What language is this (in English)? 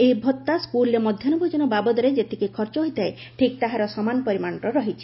Odia